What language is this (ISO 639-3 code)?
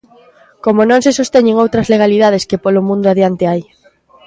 glg